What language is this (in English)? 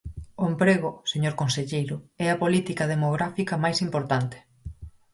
Galician